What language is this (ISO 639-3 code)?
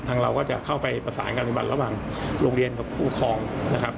tha